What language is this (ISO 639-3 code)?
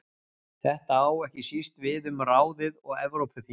isl